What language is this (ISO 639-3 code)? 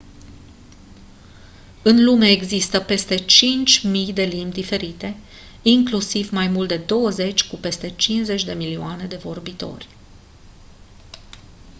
ron